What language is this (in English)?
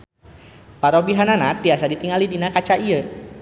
Sundanese